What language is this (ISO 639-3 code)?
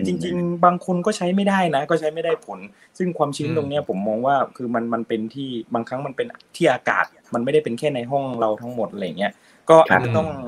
tha